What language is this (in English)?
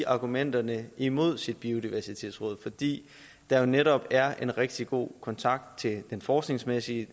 Danish